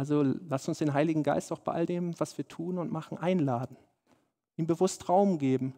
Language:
German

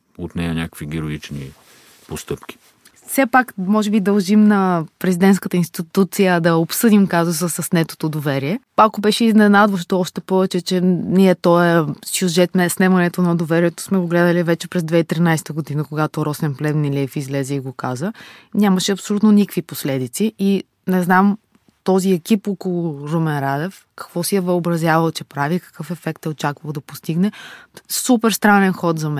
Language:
Bulgarian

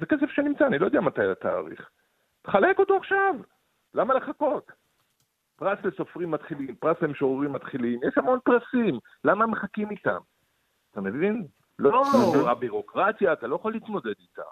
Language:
Hebrew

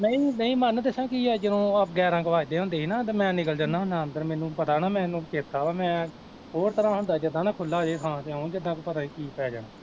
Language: Punjabi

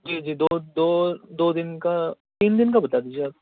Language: Urdu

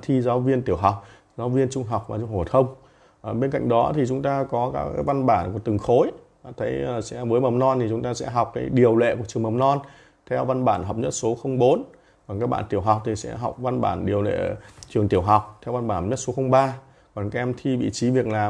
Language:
Vietnamese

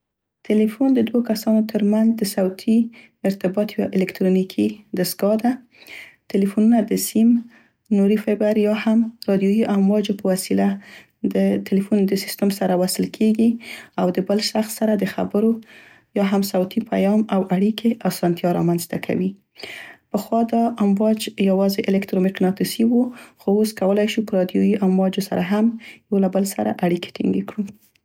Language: Central Pashto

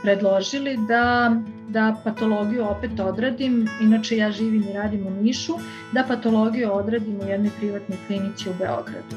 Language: Croatian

